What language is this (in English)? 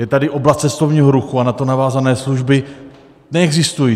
Czech